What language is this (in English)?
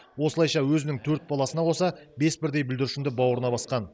Kazakh